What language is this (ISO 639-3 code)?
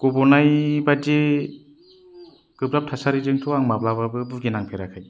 brx